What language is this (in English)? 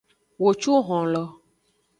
Aja (Benin)